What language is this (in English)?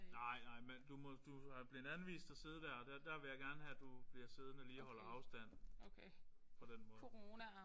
Danish